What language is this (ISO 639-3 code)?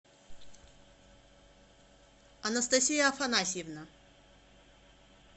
rus